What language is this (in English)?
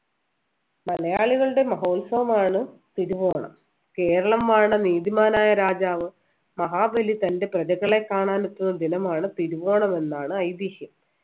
Malayalam